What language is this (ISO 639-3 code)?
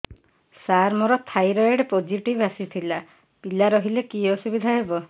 ori